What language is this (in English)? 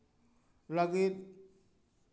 Santali